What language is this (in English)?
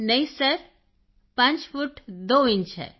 Punjabi